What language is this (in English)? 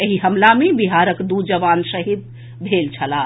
Maithili